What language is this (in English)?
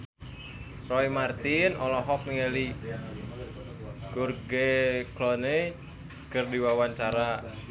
Sundanese